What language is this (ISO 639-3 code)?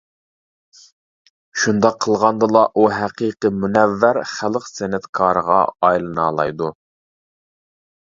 uig